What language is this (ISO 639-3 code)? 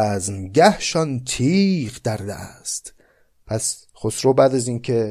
fas